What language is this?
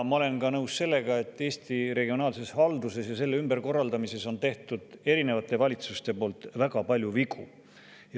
Estonian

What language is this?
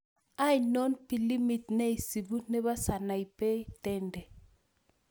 Kalenjin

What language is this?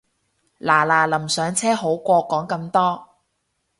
Cantonese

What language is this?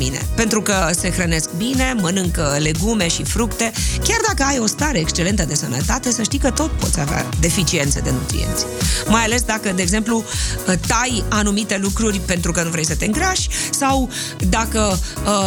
Romanian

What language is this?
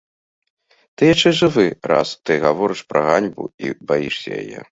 Belarusian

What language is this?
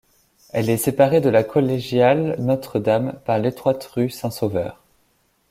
French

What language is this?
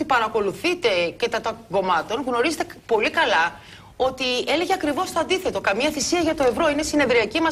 Greek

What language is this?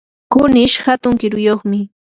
Yanahuanca Pasco Quechua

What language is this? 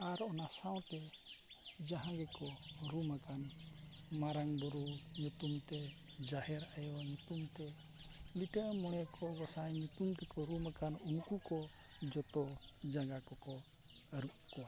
Santali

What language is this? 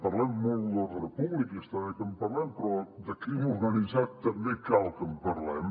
Catalan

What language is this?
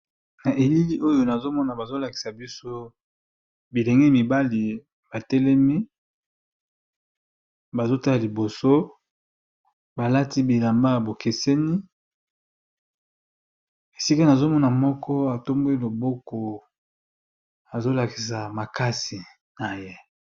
Lingala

